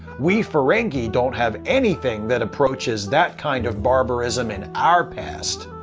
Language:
English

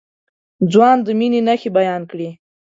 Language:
Pashto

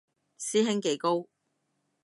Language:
Cantonese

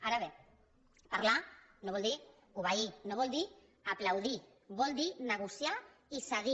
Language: Catalan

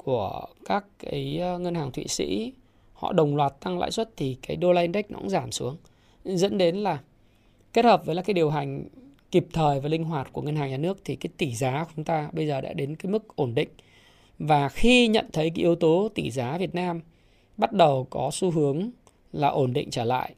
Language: Vietnamese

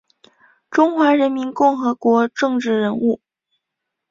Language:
Chinese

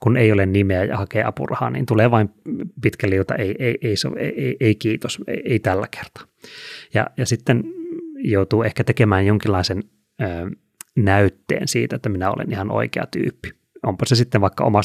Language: Finnish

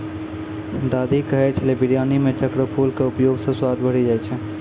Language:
Maithili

